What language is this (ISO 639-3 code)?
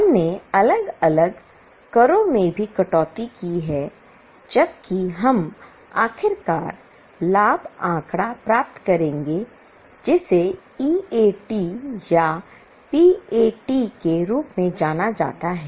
hin